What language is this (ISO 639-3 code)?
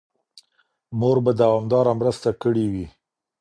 pus